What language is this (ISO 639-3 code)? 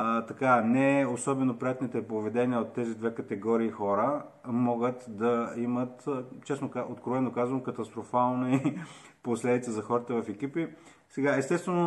bul